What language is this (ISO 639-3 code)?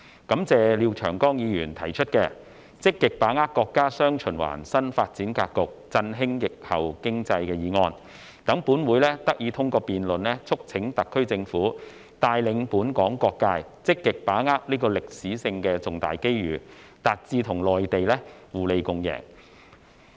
yue